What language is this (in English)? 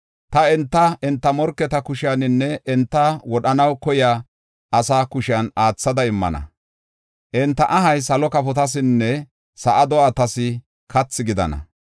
Gofa